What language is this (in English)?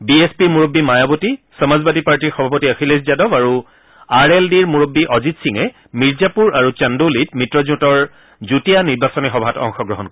Assamese